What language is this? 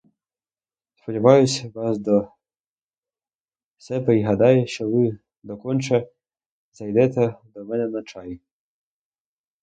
Ukrainian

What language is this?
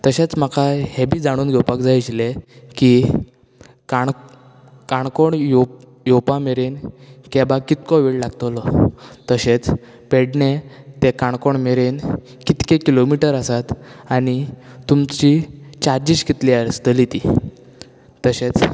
Konkani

